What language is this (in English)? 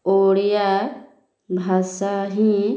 Odia